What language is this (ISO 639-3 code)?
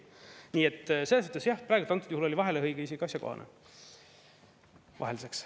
est